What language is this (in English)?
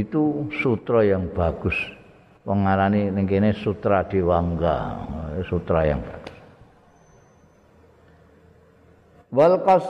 Indonesian